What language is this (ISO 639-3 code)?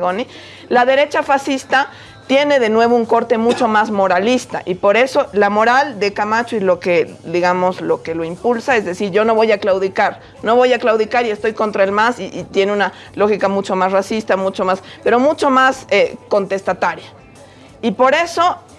spa